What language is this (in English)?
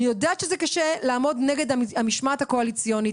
Hebrew